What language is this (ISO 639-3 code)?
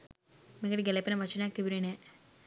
sin